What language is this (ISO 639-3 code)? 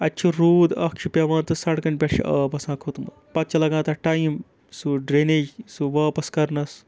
kas